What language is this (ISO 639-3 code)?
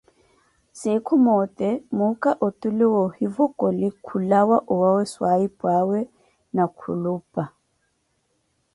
eko